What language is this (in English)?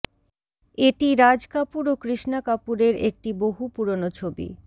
Bangla